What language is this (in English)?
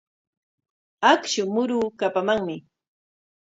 Corongo Ancash Quechua